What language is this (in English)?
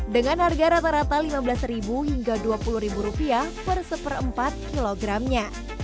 Indonesian